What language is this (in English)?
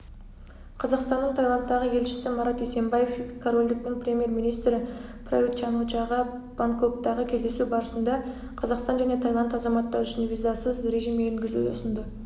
Kazakh